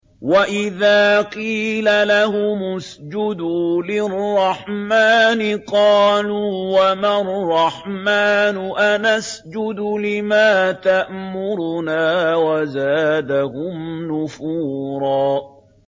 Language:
Arabic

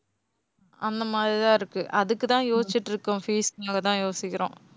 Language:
Tamil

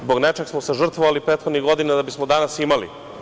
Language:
Serbian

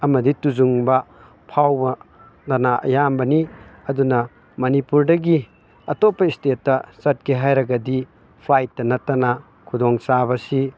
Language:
Manipuri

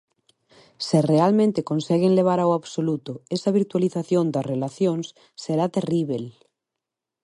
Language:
Galician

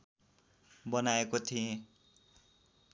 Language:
Nepali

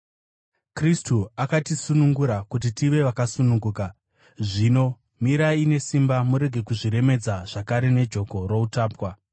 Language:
Shona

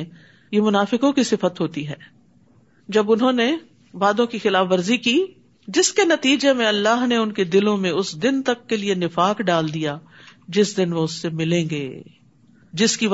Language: Urdu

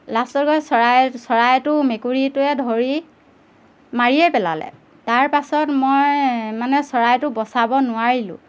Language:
Assamese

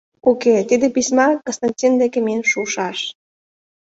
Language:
Mari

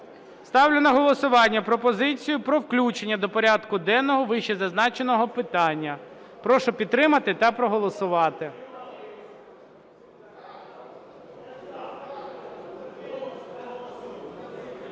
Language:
Ukrainian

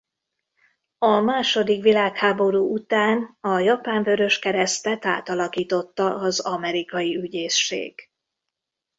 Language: Hungarian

